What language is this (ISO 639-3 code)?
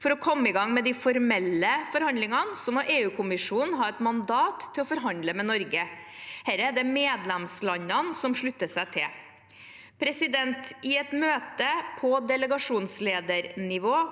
nor